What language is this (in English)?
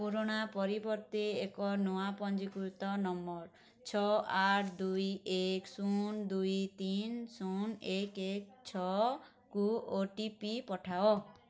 Odia